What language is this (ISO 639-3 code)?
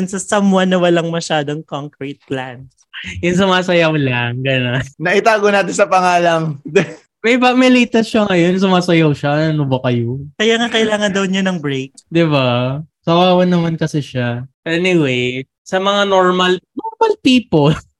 fil